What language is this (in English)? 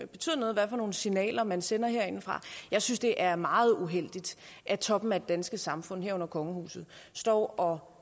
Danish